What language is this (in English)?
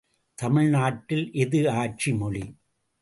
Tamil